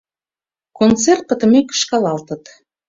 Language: Mari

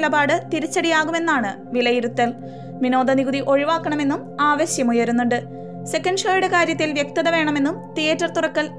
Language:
Malayalam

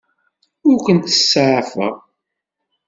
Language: Kabyle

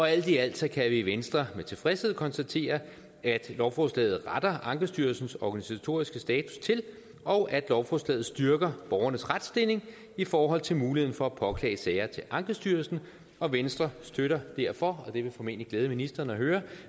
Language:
Danish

